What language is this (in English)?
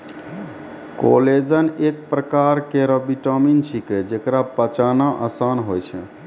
Maithili